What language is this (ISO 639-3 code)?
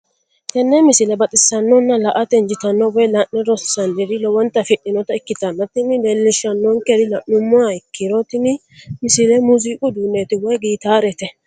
sid